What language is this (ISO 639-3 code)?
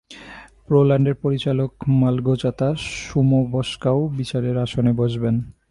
ben